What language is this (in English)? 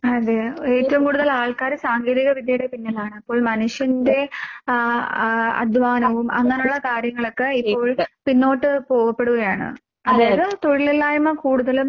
Malayalam